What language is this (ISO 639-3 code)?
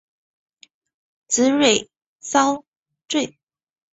zho